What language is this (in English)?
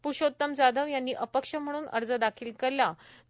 Marathi